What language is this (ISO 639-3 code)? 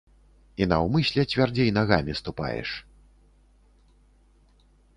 bel